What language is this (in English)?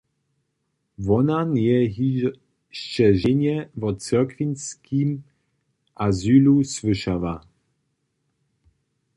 Upper Sorbian